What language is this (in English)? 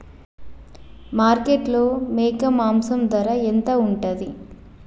Telugu